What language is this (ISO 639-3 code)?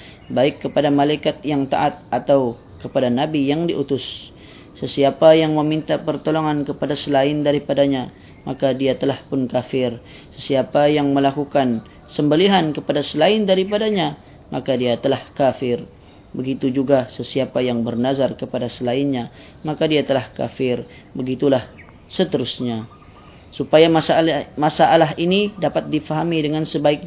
msa